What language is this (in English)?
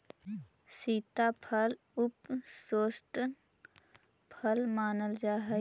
Magahi